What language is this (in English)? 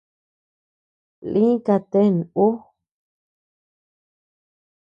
Tepeuxila Cuicatec